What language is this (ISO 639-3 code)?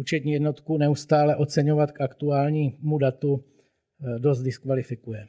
ces